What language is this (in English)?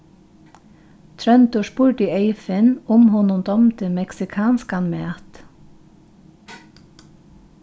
Faroese